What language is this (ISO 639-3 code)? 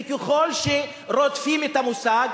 heb